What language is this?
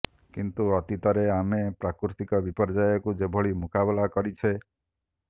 Odia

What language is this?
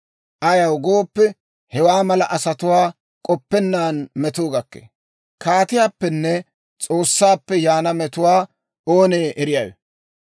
Dawro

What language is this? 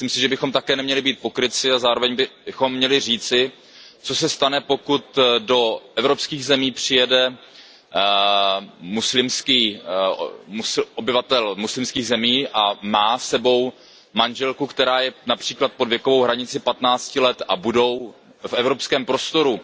Czech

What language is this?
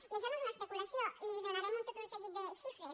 Catalan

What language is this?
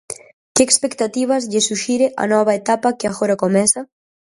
Galician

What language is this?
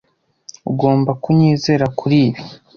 Kinyarwanda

